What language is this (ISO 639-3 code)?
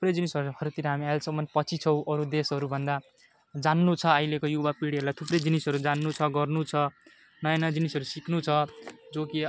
nep